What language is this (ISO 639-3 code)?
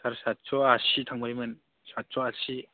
brx